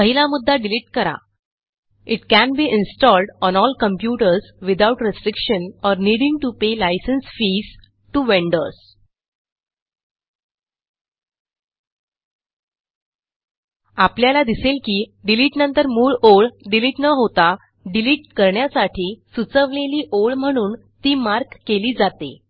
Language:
Marathi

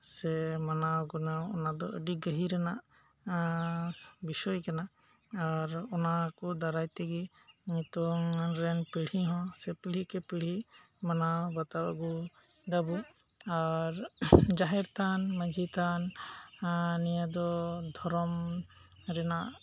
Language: Santali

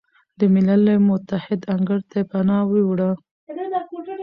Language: Pashto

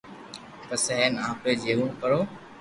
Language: Loarki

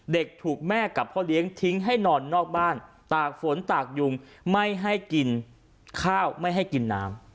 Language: Thai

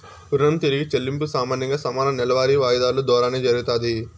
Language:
Telugu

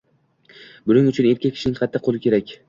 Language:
Uzbek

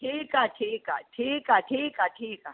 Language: Sindhi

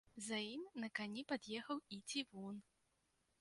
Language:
Belarusian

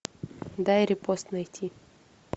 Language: Russian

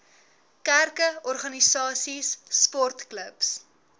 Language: Afrikaans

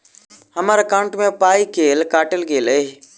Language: Maithili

